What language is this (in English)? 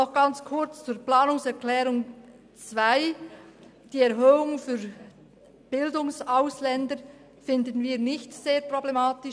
Swiss German